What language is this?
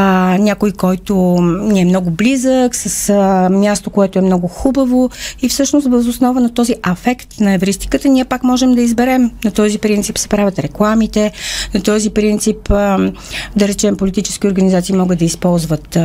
Bulgarian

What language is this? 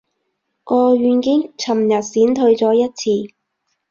Cantonese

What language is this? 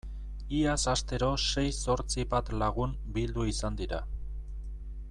Basque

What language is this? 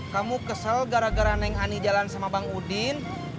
Indonesian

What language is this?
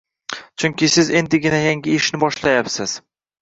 Uzbek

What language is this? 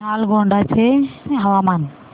Marathi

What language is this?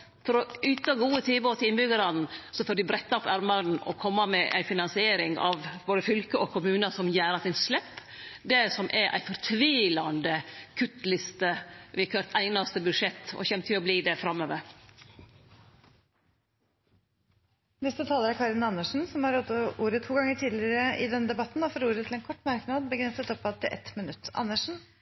Norwegian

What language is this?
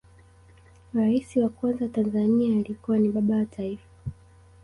Swahili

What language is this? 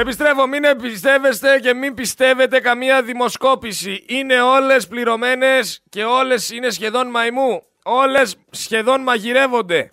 Greek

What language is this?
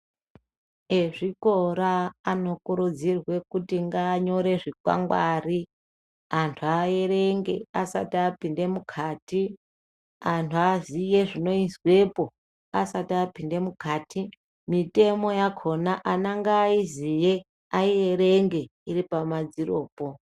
Ndau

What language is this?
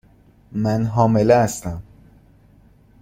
Persian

